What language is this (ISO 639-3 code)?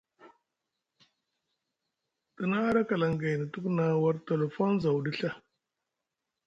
mug